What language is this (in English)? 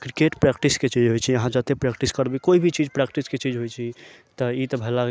Maithili